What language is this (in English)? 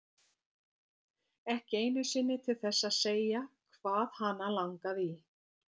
Icelandic